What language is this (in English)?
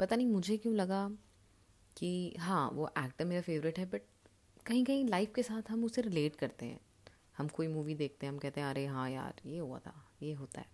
Hindi